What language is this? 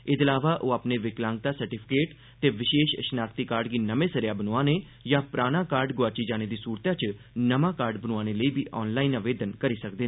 Dogri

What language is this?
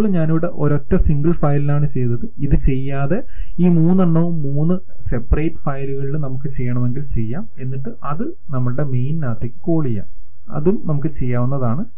Malayalam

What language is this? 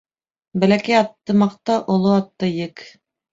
Bashkir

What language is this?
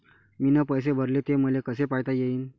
Marathi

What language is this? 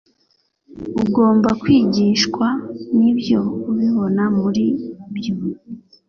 Kinyarwanda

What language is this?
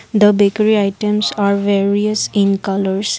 English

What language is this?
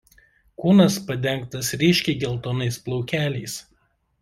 Lithuanian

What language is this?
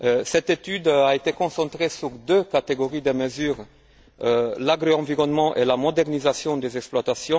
French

